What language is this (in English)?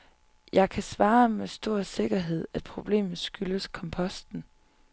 Danish